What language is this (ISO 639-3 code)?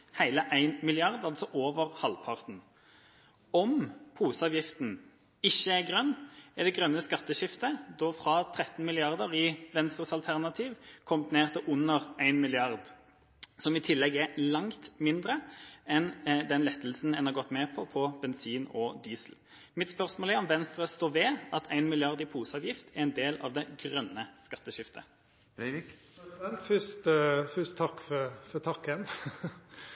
nor